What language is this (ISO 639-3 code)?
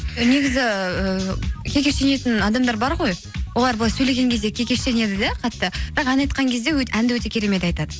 kaz